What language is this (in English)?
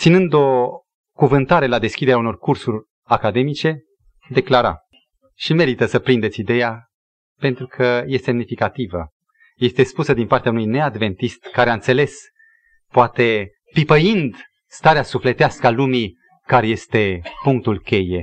Romanian